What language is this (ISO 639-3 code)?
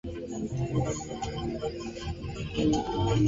swa